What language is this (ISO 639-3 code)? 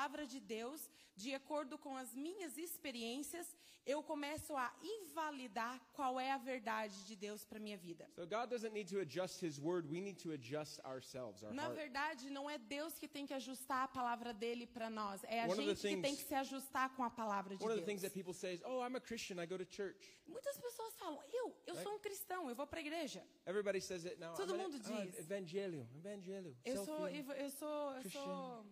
por